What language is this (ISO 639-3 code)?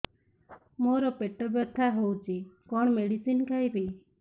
ori